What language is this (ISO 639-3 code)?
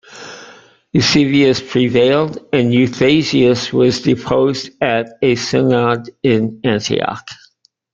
eng